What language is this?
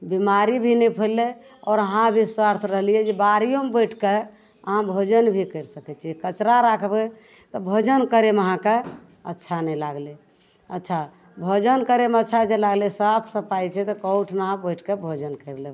Maithili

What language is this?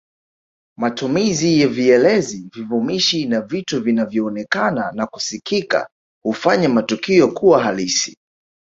Swahili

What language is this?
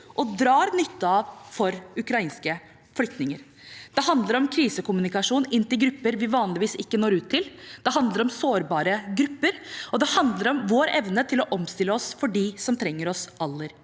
Norwegian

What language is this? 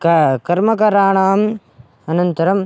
Sanskrit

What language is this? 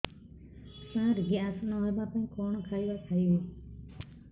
Odia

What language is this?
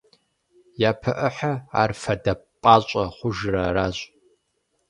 Kabardian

